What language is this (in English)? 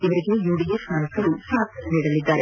Kannada